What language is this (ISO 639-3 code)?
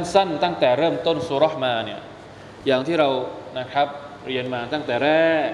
tha